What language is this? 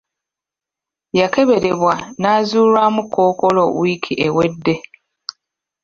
Ganda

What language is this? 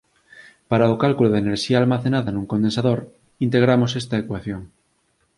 Galician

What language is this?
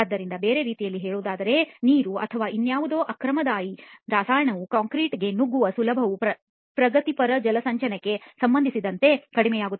Kannada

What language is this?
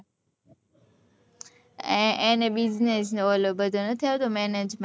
Gujarati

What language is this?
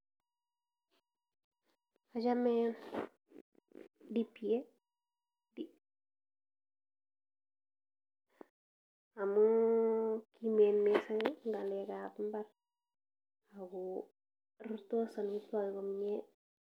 Kalenjin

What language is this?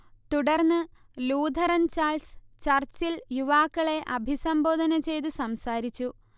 Malayalam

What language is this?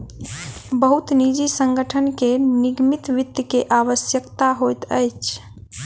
Maithili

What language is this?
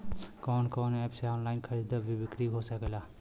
Bhojpuri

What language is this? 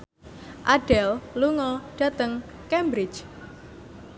Javanese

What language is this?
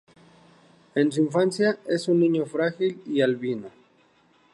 Spanish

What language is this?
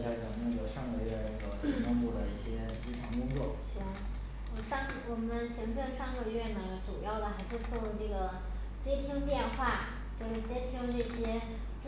Chinese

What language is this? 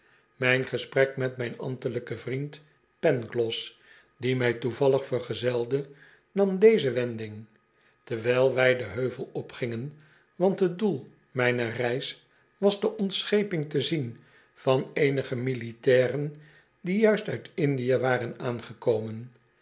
Dutch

